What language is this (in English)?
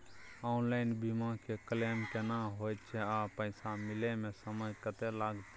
Maithili